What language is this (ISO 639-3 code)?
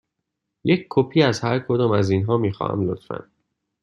fas